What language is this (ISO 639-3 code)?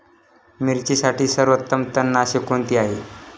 mar